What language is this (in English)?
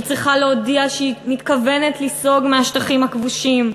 Hebrew